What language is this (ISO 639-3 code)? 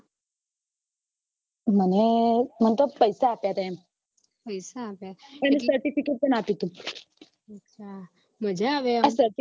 guj